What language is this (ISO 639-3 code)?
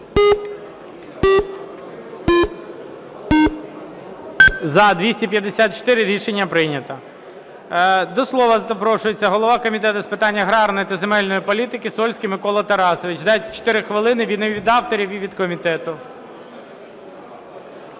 ukr